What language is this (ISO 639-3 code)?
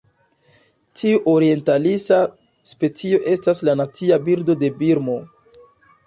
epo